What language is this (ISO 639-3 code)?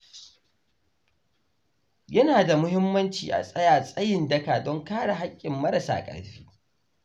hau